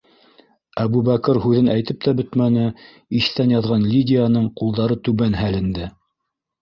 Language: Bashkir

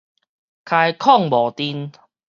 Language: Min Nan Chinese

